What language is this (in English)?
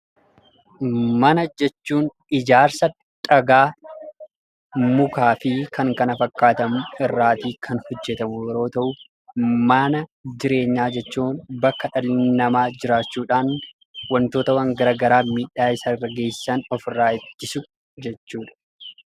Oromo